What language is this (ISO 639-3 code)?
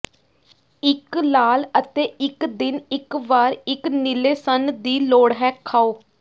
pan